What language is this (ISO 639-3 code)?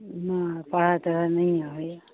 mai